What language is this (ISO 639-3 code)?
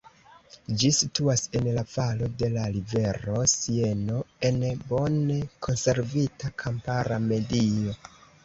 epo